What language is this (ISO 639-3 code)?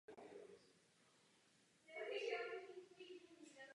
ces